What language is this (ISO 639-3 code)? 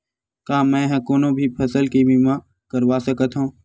hne